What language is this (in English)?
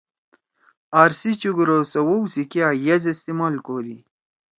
Torwali